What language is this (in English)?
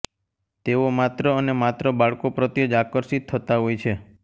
Gujarati